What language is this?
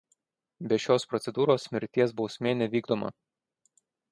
Lithuanian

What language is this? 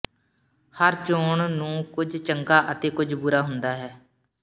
Punjabi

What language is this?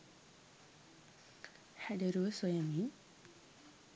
Sinhala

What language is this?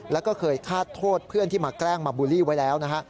Thai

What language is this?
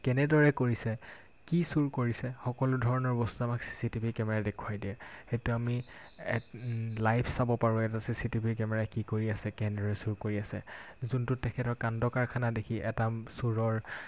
Assamese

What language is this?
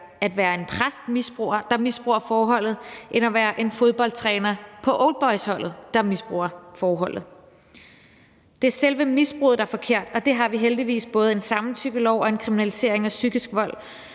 Danish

